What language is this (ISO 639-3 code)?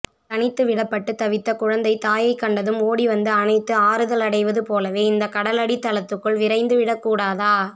tam